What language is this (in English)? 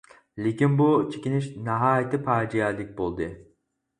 Uyghur